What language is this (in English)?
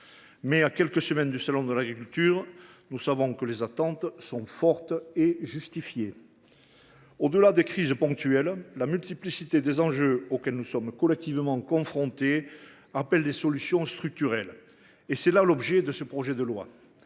French